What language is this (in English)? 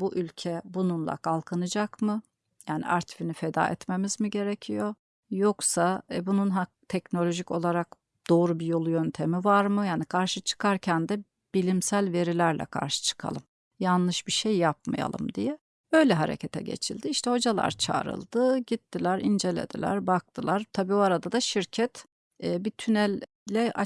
Turkish